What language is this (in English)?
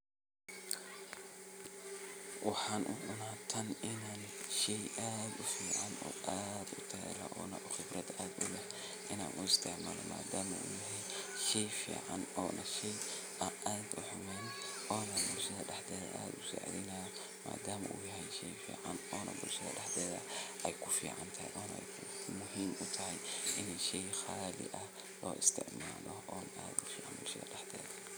Somali